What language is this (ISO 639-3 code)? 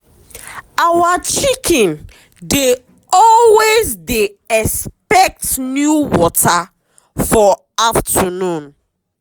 pcm